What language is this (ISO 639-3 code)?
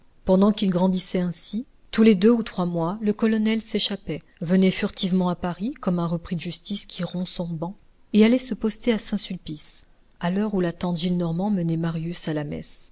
fra